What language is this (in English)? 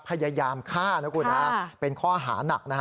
Thai